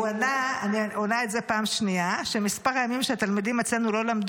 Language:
Hebrew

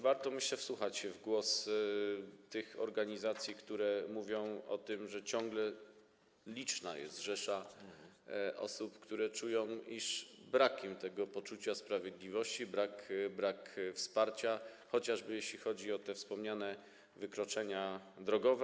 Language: Polish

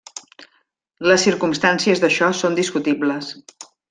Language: Catalan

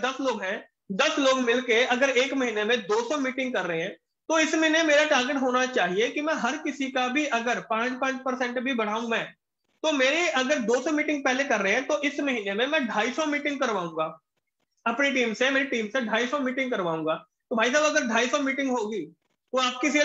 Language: Hindi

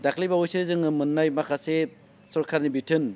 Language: Bodo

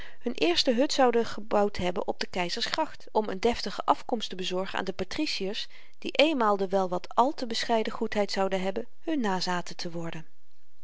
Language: Dutch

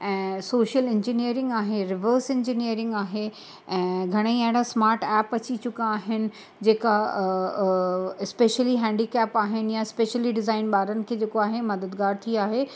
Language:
Sindhi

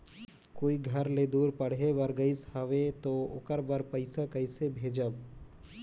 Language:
Chhattisgarhi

